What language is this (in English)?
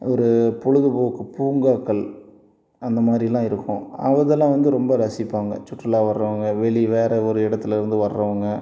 Tamil